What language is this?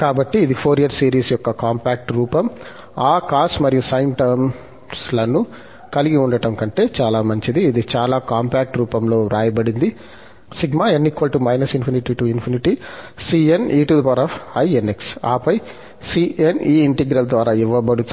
Telugu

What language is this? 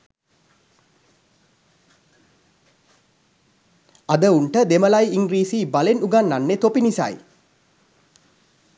Sinhala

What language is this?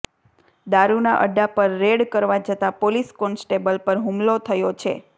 Gujarati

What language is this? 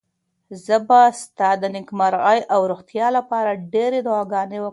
Pashto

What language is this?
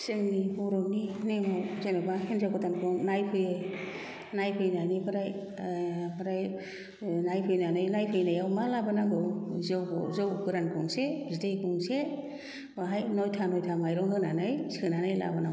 Bodo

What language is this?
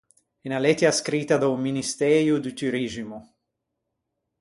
Ligurian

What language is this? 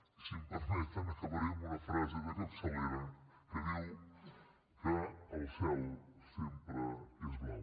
Catalan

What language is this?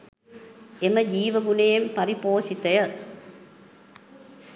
Sinhala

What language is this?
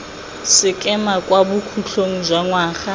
Tswana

